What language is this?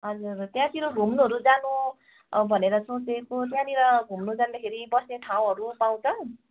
Nepali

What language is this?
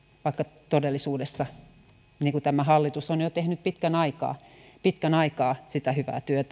Finnish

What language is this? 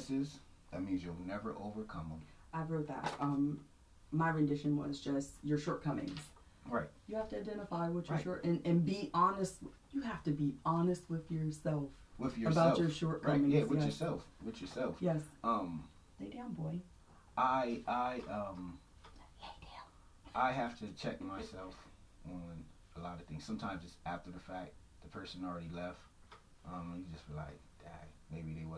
English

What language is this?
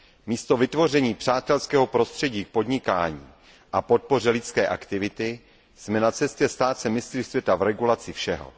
Czech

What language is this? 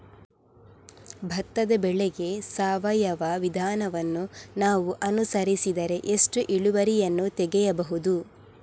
Kannada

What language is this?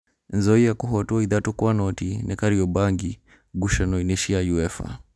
Kikuyu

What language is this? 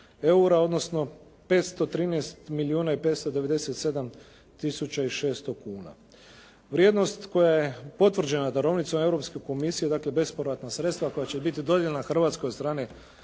Croatian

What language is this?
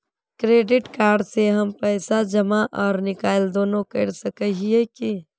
Magahi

